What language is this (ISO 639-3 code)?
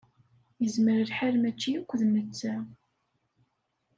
kab